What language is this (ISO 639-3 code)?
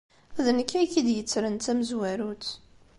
kab